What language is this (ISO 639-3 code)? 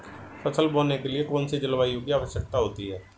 hin